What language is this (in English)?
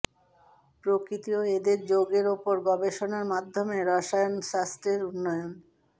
Bangla